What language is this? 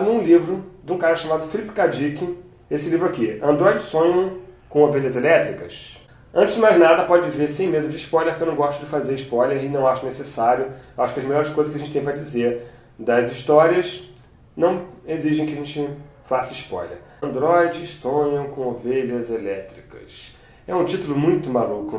Portuguese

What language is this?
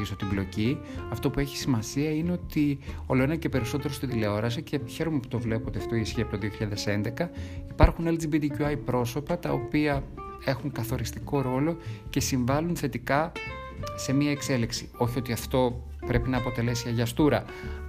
Greek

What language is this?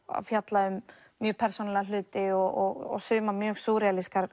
Icelandic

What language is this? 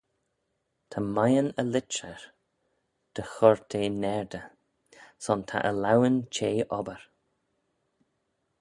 Manx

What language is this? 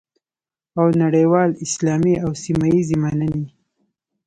Pashto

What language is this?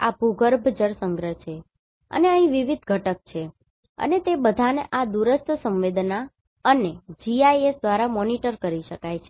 Gujarati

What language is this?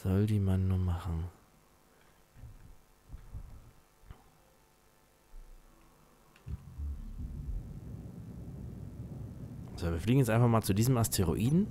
German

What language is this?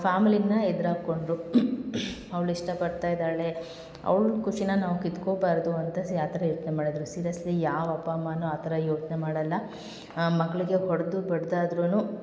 Kannada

